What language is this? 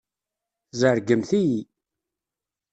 Kabyle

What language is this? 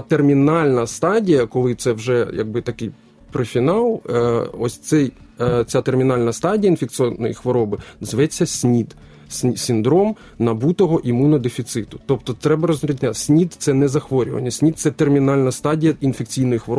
Ukrainian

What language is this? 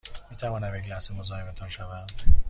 Persian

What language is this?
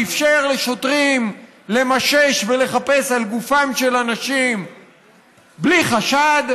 Hebrew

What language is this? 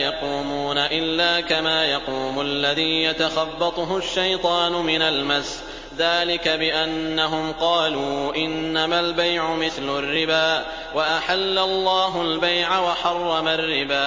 Arabic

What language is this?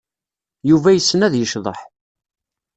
Kabyle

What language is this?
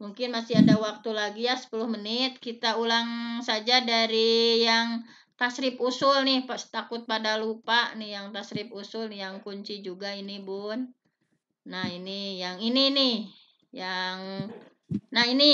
Indonesian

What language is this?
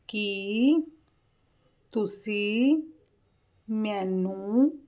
Punjabi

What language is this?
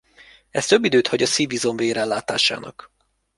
Hungarian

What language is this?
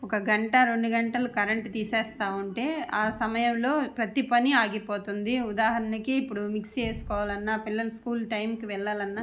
Telugu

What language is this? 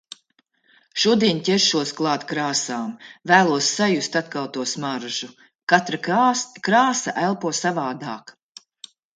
Latvian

